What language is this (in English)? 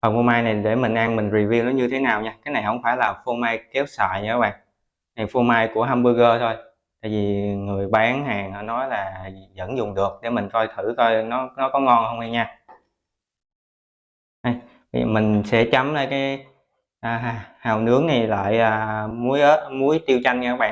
Vietnamese